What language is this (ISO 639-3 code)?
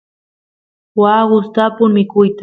qus